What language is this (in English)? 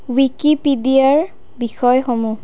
Assamese